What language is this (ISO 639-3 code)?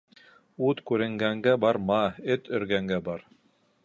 bak